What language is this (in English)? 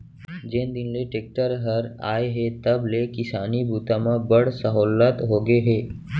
Chhattisgarhi